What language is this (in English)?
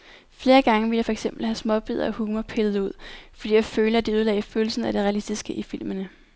Danish